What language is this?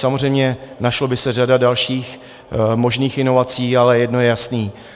Czech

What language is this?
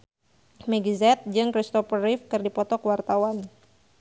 Sundanese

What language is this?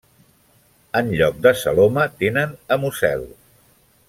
Catalan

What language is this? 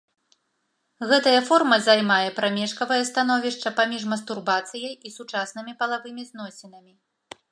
Belarusian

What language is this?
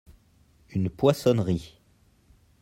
French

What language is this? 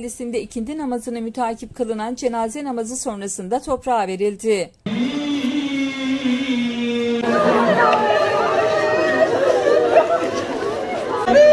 Turkish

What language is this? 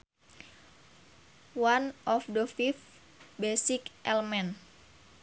Sundanese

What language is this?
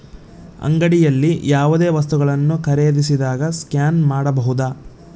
Kannada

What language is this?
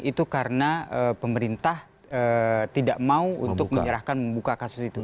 Indonesian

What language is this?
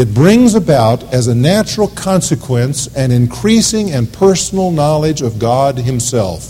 English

